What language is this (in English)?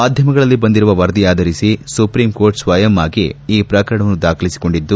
Kannada